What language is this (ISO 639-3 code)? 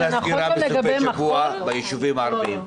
heb